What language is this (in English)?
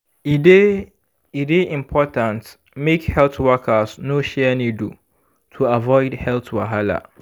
Nigerian Pidgin